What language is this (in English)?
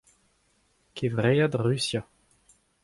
Breton